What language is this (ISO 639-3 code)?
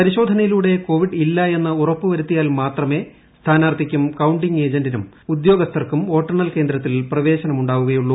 mal